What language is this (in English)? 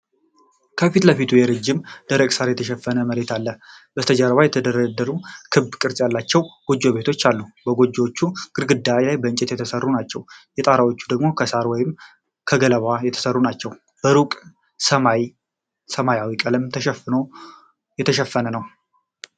Amharic